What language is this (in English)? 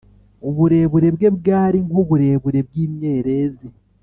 Kinyarwanda